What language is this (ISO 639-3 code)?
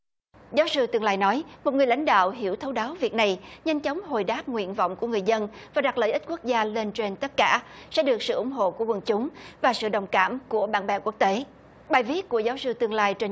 vie